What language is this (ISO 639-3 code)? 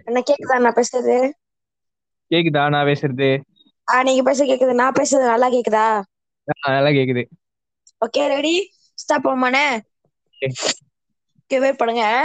tam